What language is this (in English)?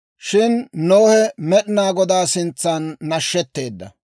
Dawro